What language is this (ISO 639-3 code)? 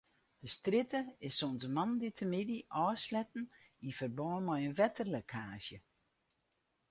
fry